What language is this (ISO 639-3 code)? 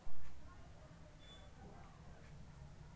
mag